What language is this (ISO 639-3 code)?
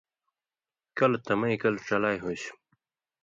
mvy